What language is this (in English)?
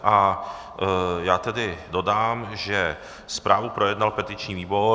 Czech